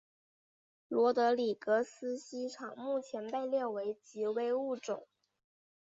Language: Chinese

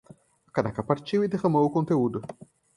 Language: Portuguese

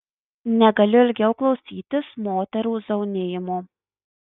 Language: Lithuanian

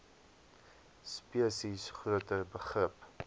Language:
Afrikaans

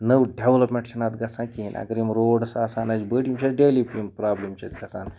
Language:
Kashmiri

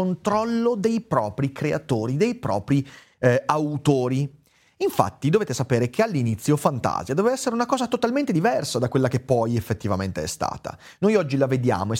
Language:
Italian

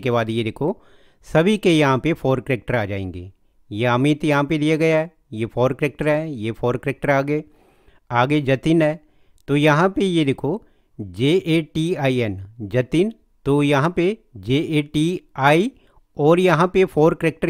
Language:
Hindi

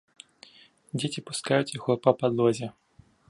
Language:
Belarusian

